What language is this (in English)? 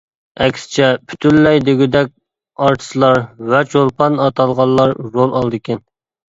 Uyghur